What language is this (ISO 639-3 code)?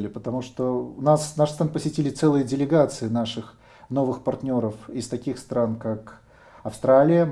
rus